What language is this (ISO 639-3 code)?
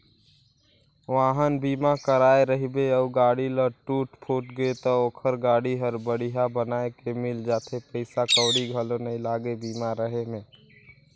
hne